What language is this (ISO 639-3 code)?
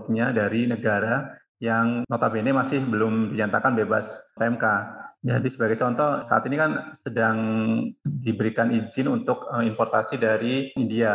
ind